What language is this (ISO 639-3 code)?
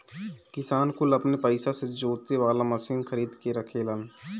bho